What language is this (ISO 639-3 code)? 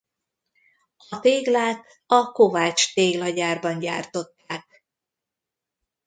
hun